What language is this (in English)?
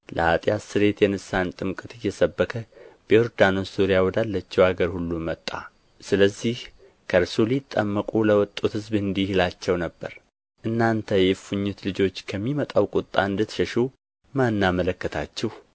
Amharic